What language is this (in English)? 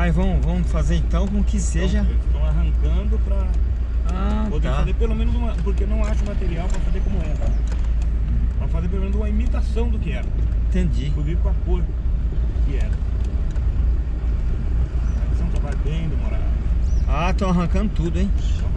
Portuguese